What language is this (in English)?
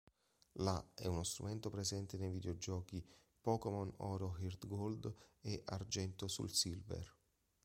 Italian